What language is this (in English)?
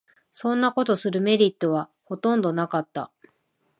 Japanese